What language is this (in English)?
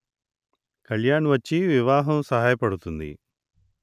Telugu